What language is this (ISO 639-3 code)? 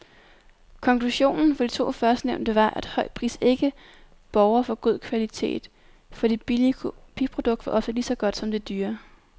dan